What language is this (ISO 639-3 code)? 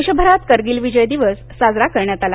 mar